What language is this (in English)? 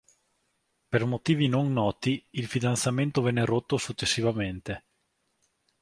Italian